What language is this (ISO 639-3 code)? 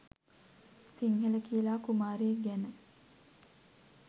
sin